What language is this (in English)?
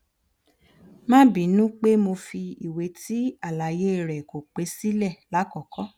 Yoruba